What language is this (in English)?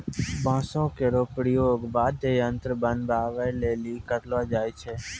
Maithili